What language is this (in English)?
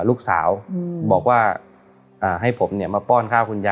Thai